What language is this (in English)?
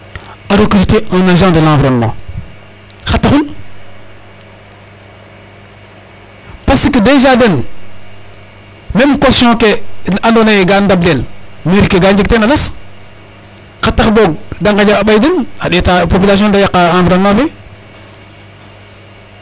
Serer